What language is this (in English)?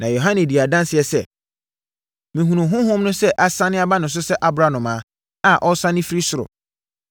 Akan